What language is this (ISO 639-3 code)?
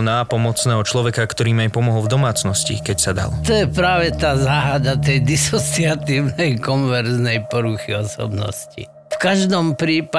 slk